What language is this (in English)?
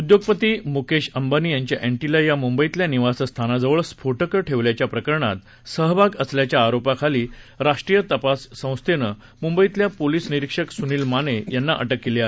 Marathi